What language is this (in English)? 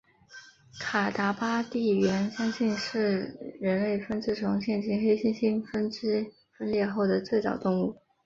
Chinese